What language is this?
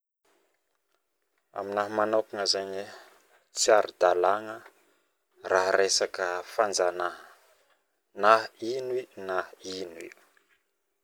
Northern Betsimisaraka Malagasy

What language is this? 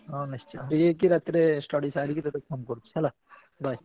Odia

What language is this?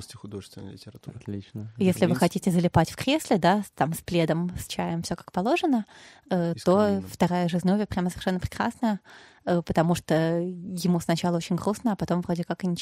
Russian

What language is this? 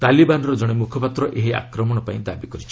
Odia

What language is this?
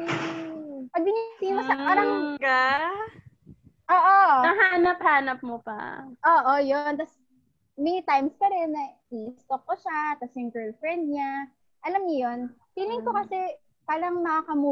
Filipino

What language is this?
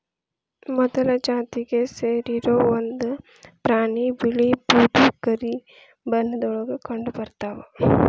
Kannada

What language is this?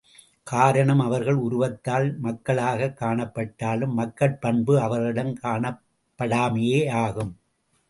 Tamil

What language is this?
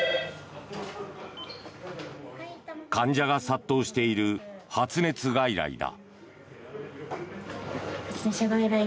Japanese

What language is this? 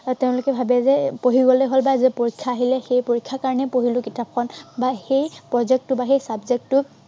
Assamese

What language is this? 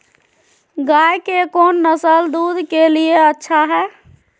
Magahi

